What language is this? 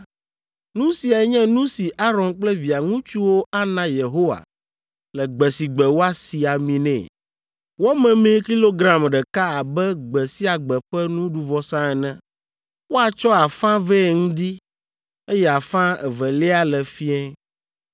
Ewe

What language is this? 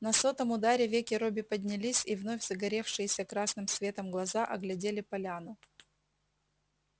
Russian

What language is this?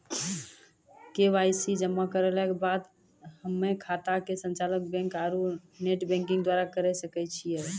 Maithili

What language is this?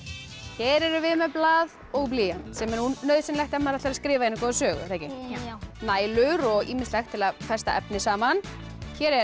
Icelandic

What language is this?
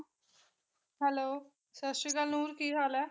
Punjabi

